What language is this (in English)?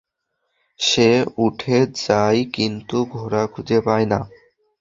Bangla